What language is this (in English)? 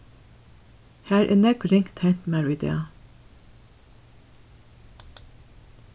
Faroese